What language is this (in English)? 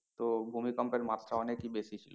Bangla